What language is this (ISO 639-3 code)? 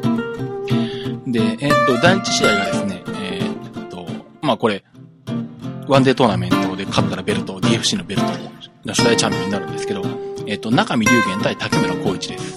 jpn